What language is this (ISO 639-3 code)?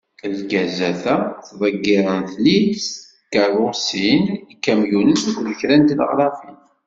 kab